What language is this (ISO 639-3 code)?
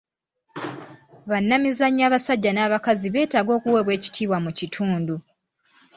lug